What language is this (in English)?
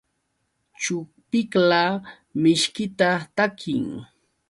Yauyos Quechua